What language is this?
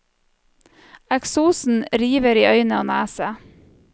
Norwegian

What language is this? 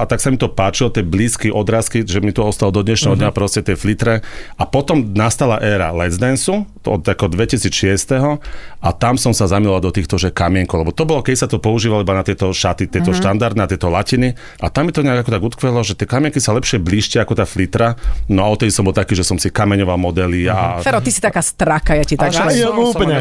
Slovak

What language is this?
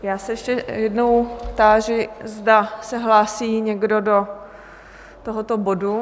Czech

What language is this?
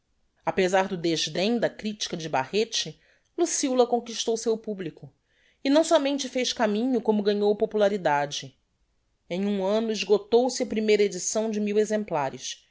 Portuguese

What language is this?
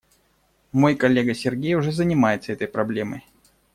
Russian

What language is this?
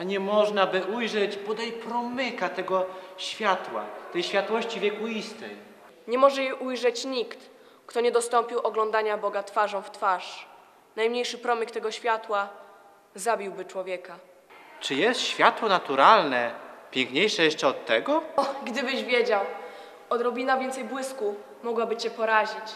Polish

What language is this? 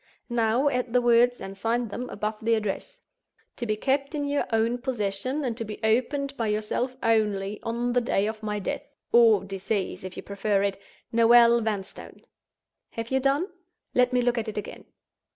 English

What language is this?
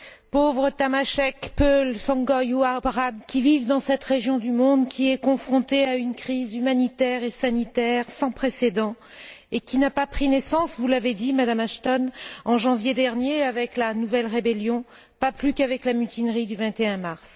French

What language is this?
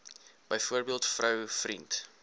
Afrikaans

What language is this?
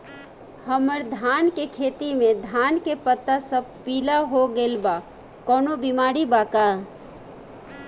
Bhojpuri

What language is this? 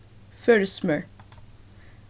Faroese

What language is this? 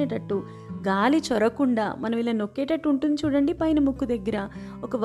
Telugu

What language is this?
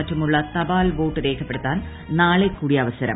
Malayalam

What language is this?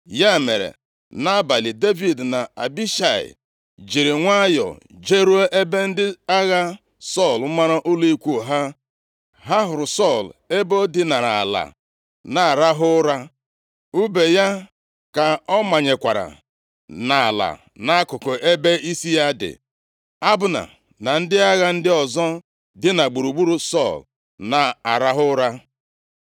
Igbo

